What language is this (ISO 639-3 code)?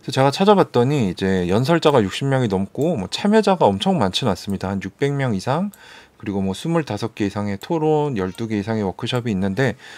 kor